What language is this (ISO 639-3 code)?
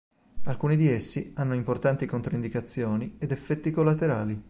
ita